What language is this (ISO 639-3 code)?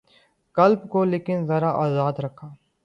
urd